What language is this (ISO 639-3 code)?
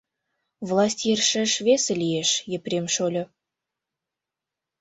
chm